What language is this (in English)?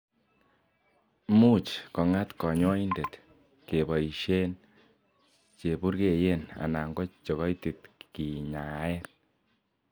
Kalenjin